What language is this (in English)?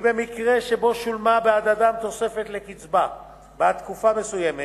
Hebrew